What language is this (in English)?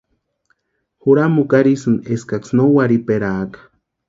Western Highland Purepecha